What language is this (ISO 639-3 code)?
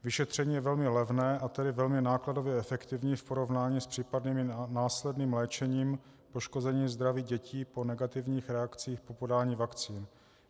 ces